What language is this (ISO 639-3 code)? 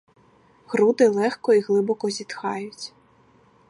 ukr